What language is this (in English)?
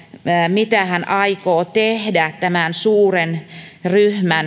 Finnish